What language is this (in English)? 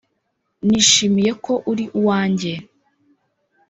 Kinyarwanda